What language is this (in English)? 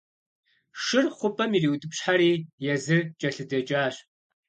Kabardian